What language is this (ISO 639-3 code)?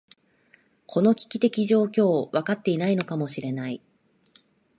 jpn